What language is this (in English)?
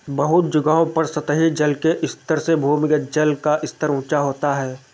Hindi